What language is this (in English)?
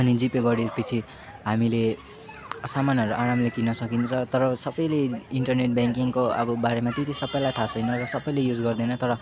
Nepali